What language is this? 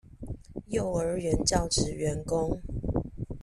Chinese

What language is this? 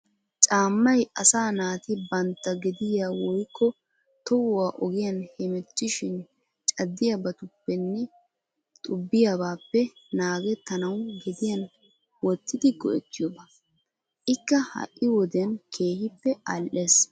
Wolaytta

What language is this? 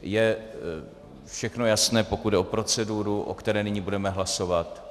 Czech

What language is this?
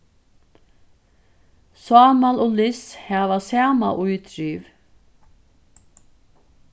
Faroese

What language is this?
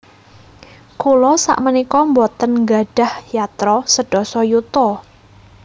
Javanese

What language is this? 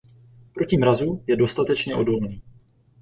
Czech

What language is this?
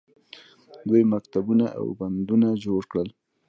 Pashto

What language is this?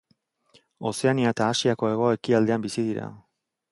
Basque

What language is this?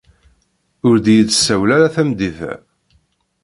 Kabyle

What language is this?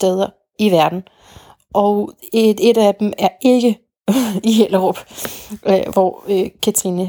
Danish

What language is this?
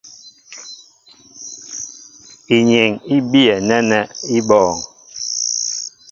Mbo (Cameroon)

